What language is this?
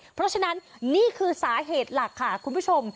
Thai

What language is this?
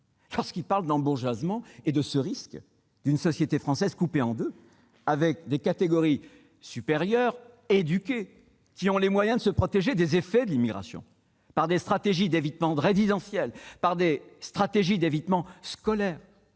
French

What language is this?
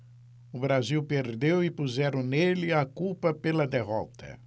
Portuguese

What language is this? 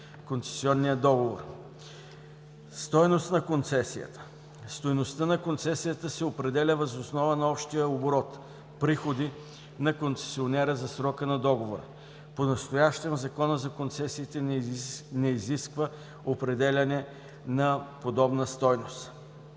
Bulgarian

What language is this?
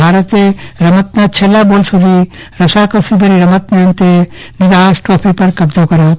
Gujarati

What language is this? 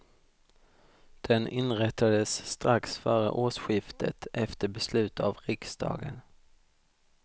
Swedish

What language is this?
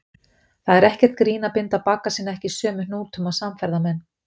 Icelandic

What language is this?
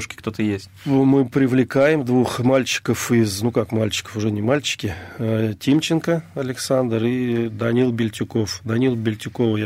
Russian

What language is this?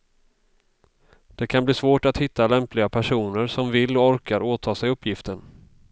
Swedish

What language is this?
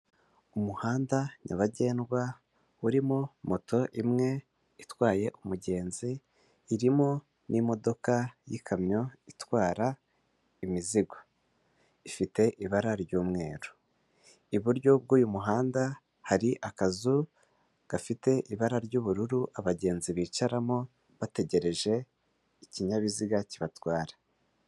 Kinyarwanda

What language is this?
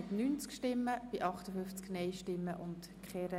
Swiss German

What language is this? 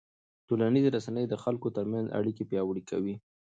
Pashto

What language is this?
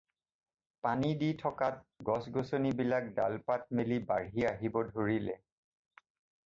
Assamese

